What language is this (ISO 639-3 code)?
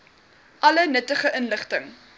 afr